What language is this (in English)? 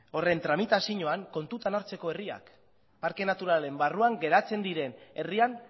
Basque